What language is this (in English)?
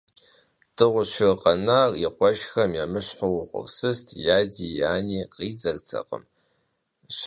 Kabardian